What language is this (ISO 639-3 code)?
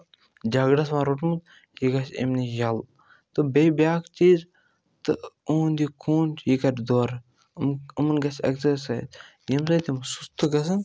kas